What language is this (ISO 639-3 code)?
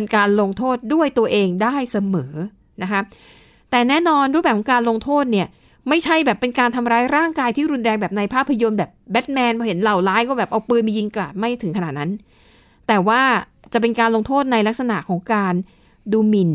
tha